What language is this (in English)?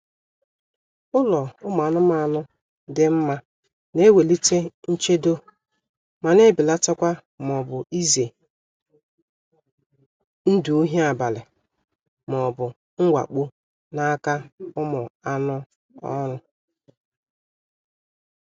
Igbo